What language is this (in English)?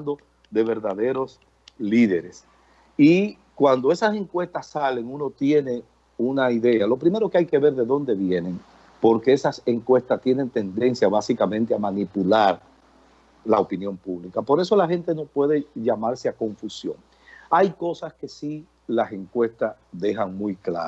Spanish